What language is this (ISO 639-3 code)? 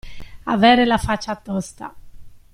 ita